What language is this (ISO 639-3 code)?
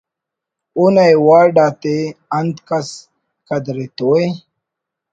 brh